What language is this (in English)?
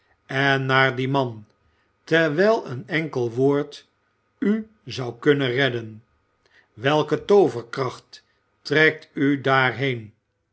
Dutch